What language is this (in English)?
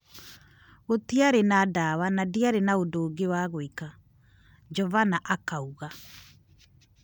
Kikuyu